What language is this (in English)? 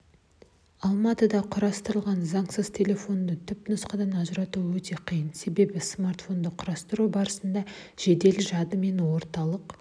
Kazakh